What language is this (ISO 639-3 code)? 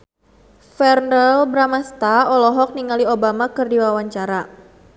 sun